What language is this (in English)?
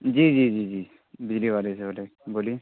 Urdu